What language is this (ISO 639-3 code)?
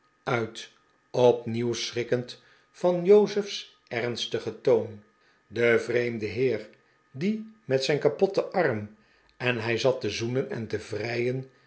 nld